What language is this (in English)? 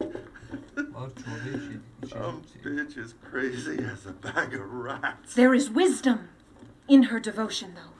Turkish